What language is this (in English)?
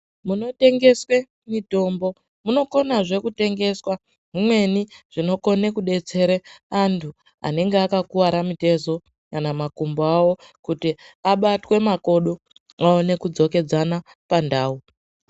Ndau